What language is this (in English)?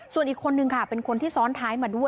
Thai